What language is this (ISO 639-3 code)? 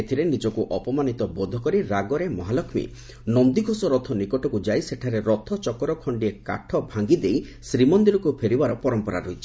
ori